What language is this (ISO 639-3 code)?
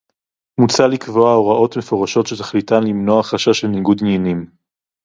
heb